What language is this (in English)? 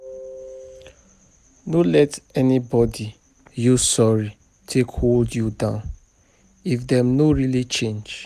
Nigerian Pidgin